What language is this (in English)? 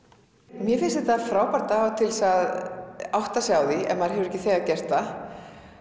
Icelandic